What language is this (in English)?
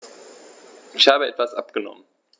German